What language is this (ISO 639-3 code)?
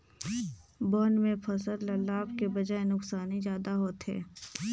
hne